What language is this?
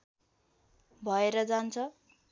Nepali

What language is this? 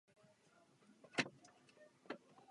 Czech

